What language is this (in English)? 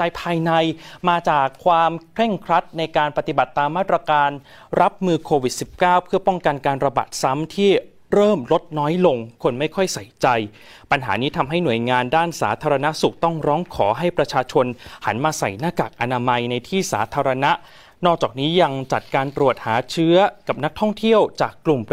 Thai